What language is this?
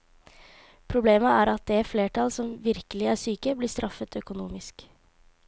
Norwegian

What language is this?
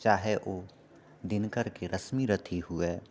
Maithili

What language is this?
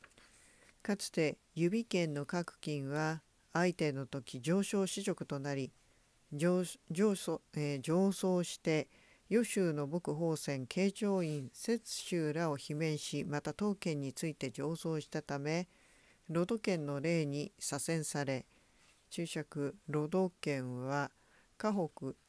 Japanese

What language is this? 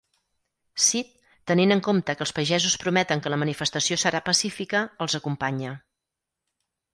Catalan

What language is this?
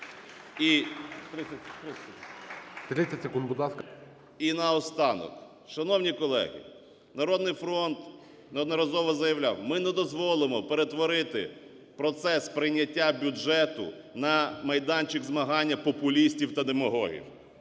Ukrainian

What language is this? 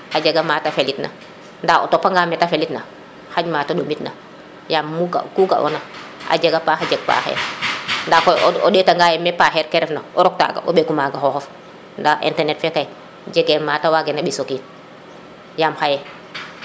Serer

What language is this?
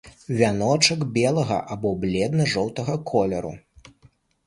Belarusian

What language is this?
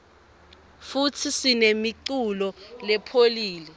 Swati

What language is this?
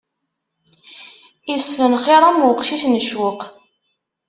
Kabyle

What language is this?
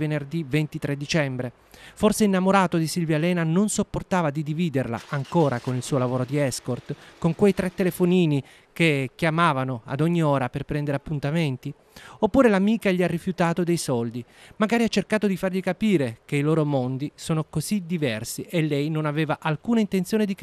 Italian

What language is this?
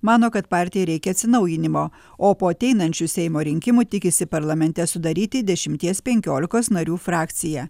Lithuanian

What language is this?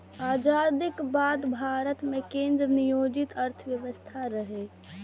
Maithili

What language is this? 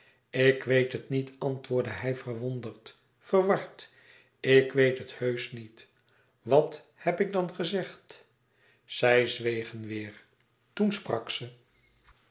Dutch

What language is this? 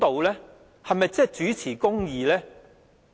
Cantonese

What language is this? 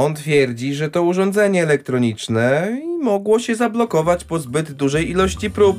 Polish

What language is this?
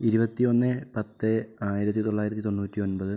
Malayalam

